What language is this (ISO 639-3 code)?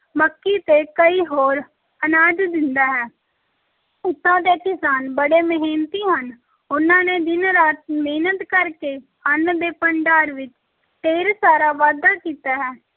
pan